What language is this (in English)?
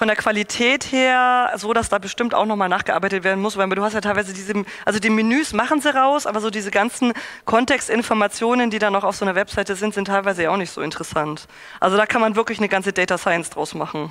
German